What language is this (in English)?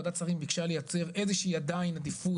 Hebrew